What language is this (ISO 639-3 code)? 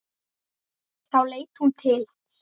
isl